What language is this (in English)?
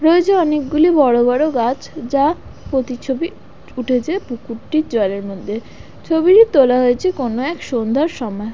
Bangla